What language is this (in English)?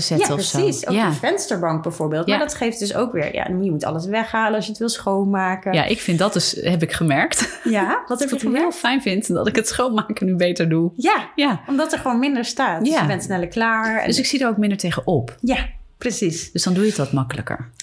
Dutch